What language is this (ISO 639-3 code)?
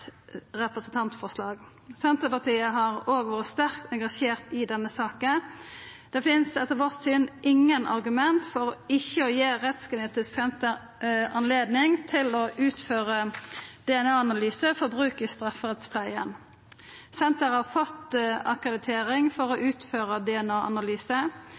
nno